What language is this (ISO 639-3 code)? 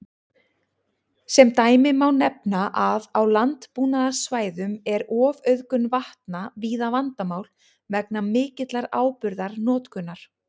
isl